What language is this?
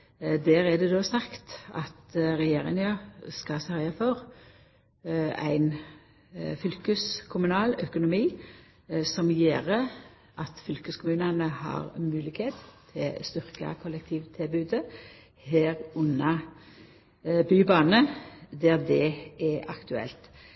Norwegian Nynorsk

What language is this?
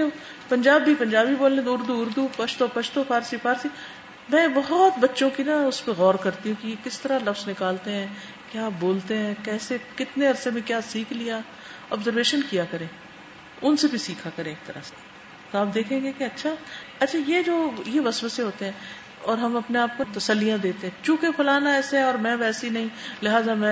Urdu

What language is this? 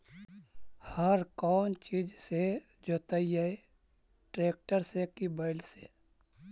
Magahi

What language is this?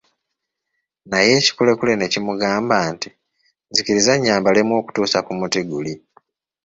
Ganda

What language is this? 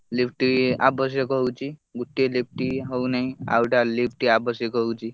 Odia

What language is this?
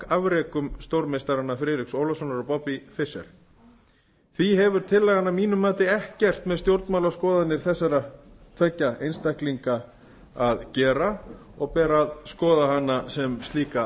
Icelandic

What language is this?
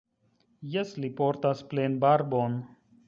Esperanto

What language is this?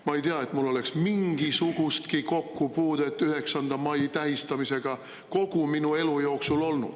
Estonian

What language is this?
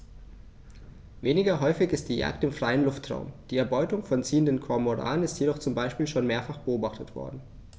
German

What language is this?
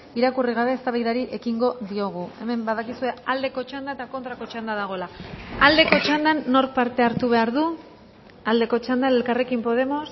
Basque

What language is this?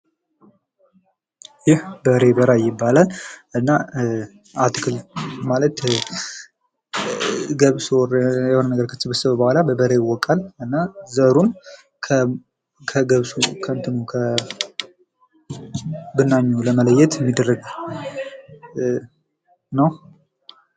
Amharic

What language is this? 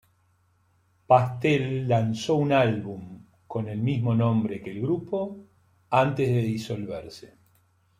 Spanish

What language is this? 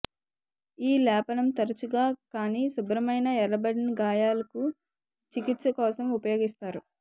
Telugu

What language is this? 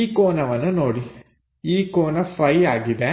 Kannada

